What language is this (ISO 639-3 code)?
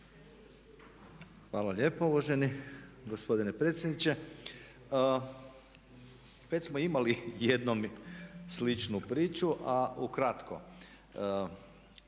hrv